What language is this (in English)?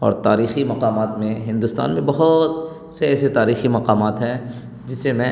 Urdu